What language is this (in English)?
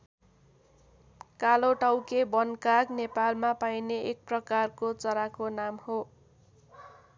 Nepali